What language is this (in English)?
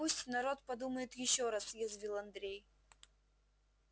Russian